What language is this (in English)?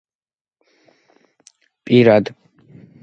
Georgian